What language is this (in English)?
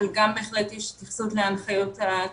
Hebrew